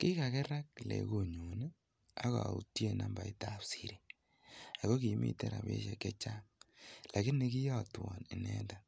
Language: Kalenjin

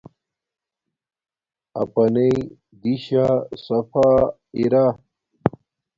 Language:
Domaaki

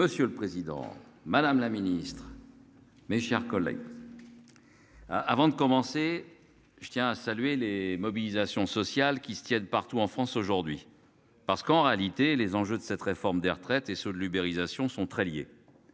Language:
French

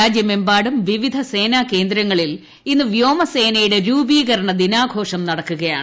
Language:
Malayalam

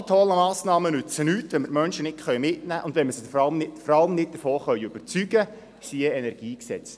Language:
Swiss German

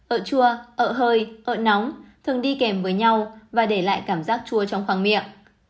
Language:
Vietnamese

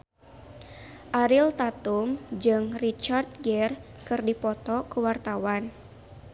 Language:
Sundanese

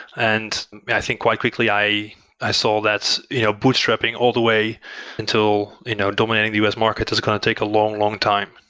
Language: English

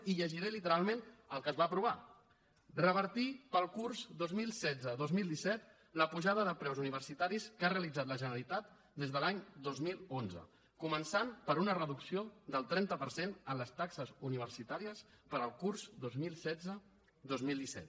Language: Catalan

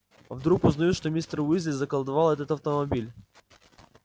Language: Russian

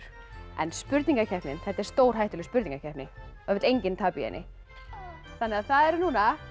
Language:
Icelandic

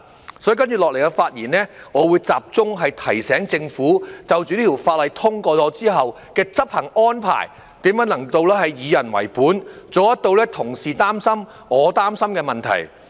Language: Cantonese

